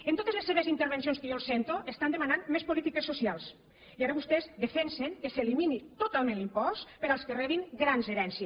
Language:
Catalan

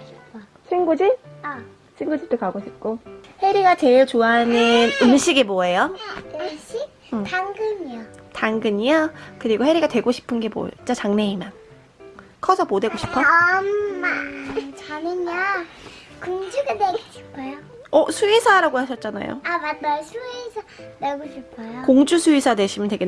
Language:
Korean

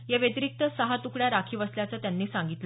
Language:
Marathi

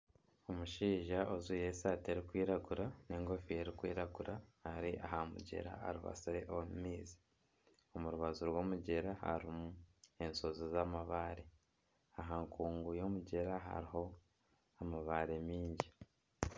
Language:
Nyankole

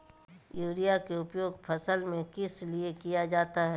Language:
Magahi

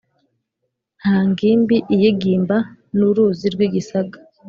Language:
Kinyarwanda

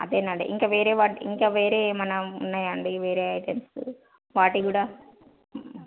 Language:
Telugu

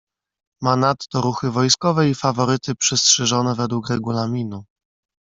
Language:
Polish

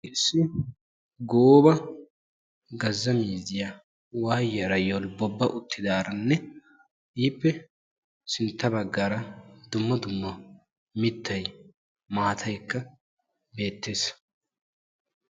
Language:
Wolaytta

